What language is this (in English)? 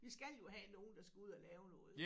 Danish